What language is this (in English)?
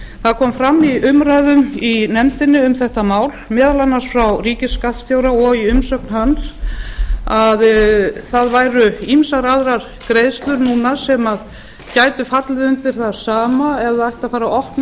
Icelandic